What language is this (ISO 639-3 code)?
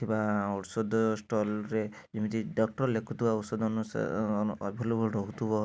ori